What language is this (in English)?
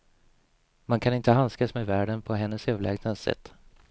Swedish